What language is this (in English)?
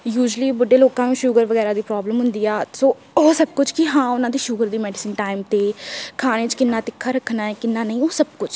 Punjabi